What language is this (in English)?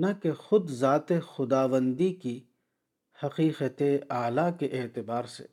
Urdu